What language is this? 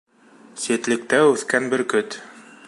Bashkir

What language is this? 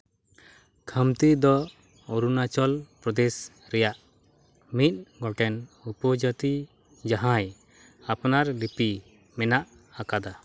Santali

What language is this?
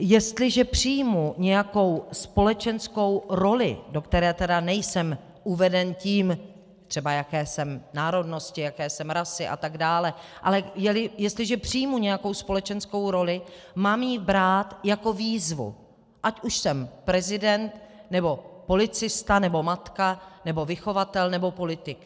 Czech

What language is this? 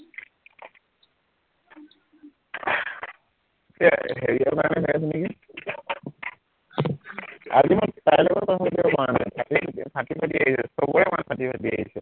Assamese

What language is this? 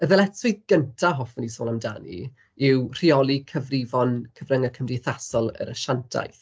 Welsh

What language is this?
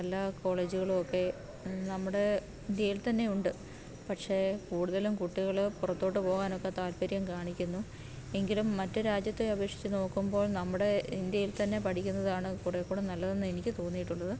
Malayalam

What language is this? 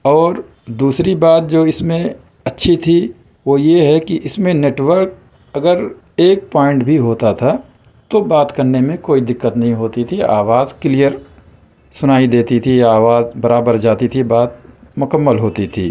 Urdu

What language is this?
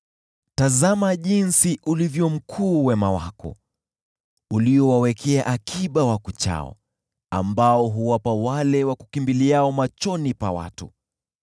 Swahili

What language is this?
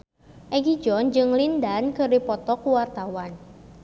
Sundanese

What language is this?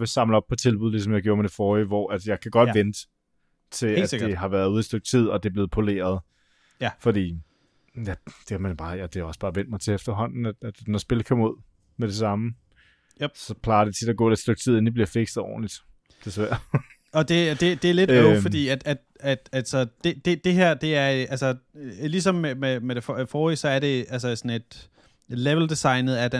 Danish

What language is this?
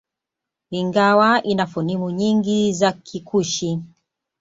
Swahili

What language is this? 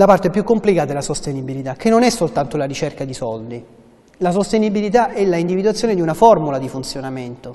Italian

